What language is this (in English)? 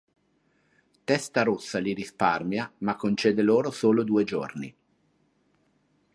Italian